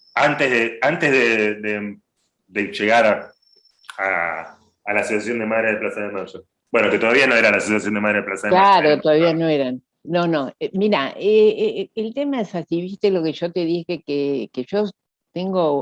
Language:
Spanish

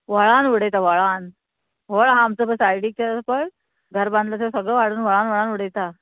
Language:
Konkani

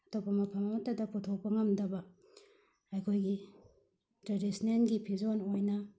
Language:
Manipuri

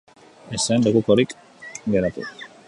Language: Basque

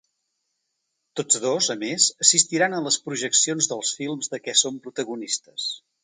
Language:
Catalan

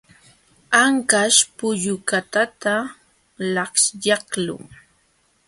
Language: Jauja Wanca Quechua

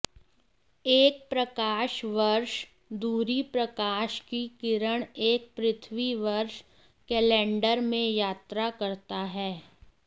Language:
Hindi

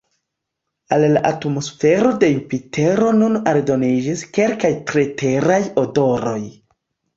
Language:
Esperanto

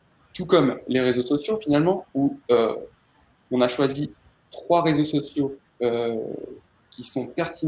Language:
French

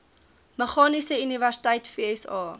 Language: Afrikaans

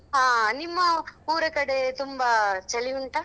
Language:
Kannada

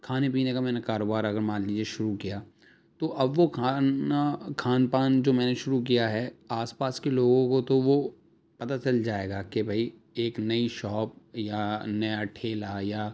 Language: Urdu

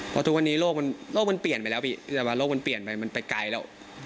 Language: Thai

